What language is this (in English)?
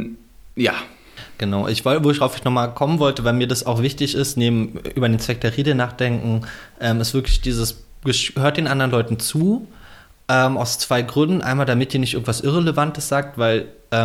German